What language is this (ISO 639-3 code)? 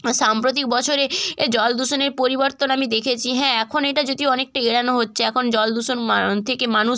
ben